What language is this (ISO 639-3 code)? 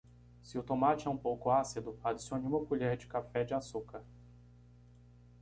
por